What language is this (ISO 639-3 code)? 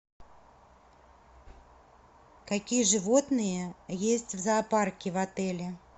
rus